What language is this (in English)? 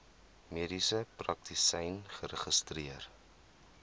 Afrikaans